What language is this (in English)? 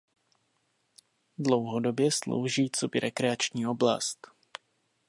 Czech